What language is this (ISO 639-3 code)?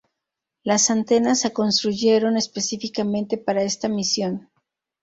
spa